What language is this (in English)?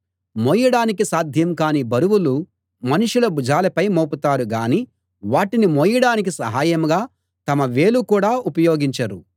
Telugu